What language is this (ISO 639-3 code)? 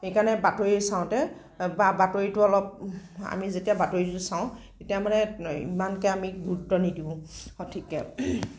asm